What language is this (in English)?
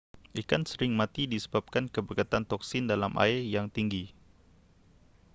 Malay